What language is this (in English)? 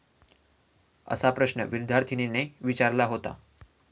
Marathi